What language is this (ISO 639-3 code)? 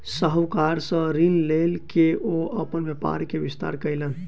mai